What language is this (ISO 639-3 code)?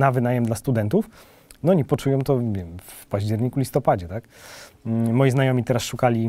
pol